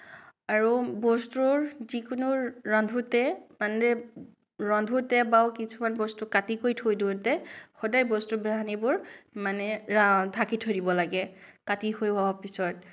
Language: Assamese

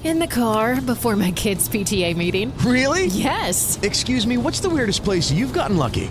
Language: Filipino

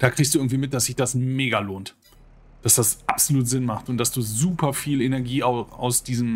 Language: German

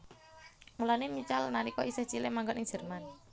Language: Javanese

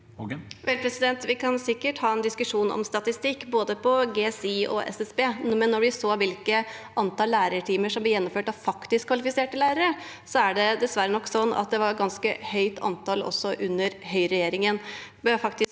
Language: Norwegian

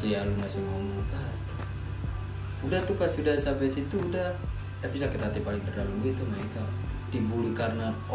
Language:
Indonesian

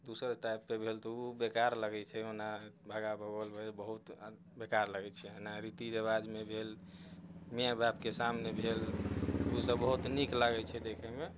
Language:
Maithili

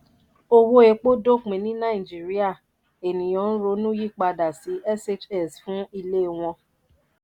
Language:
Yoruba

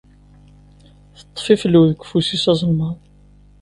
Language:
Kabyle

